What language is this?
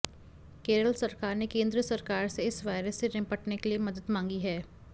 Hindi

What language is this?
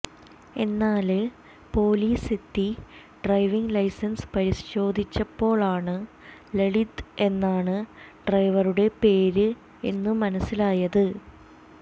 Malayalam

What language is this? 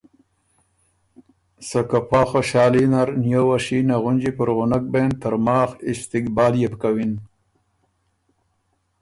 Ormuri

